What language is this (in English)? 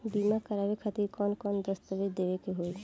Bhojpuri